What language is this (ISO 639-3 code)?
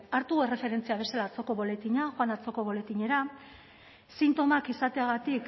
eus